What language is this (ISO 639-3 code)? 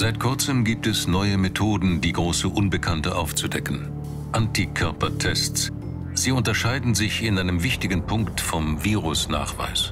deu